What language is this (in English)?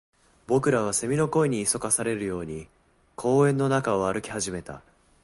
Japanese